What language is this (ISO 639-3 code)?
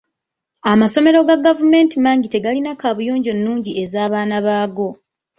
lug